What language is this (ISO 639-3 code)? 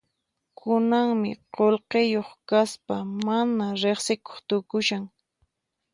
qxp